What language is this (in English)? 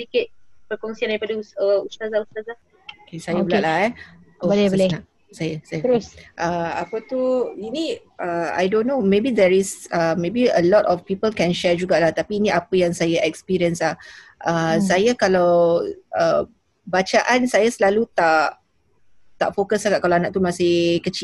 Malay